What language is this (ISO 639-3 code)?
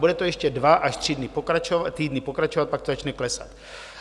ces